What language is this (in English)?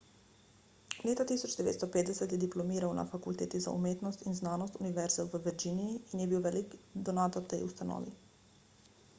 Slovenian